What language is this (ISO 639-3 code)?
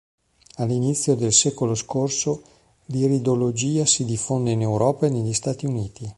ita